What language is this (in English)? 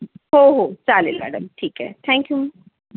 Marathi